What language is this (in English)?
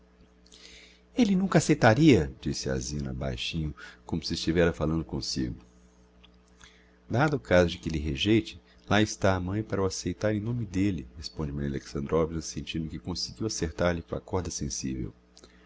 Portuguese